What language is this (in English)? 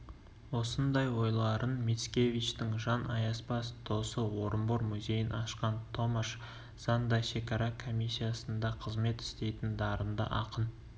Kazakh